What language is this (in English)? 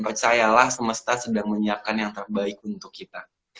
Indonesian